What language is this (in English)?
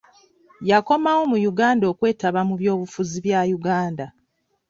Ganda